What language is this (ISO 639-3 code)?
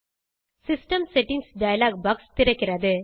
tam